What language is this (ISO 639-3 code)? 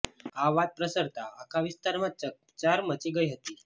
guj